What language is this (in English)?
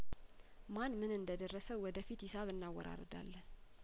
Amharic